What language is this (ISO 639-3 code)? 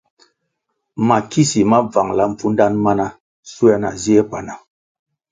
nmg